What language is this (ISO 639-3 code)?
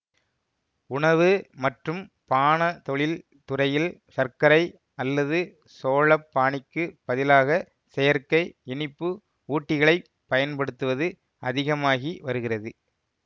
tam